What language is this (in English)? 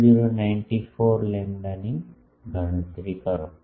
Gujarati